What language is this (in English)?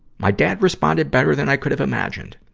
English